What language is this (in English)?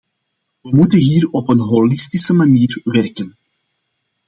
Dutch